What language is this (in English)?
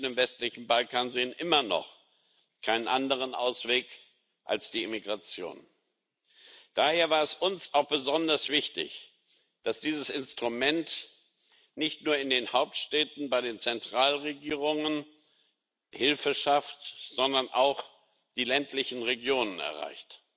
German